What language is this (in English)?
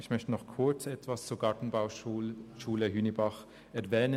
Swiss German